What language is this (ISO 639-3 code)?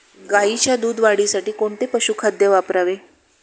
mar